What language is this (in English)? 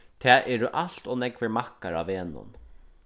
Faroese